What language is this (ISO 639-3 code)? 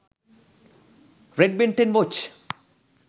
sin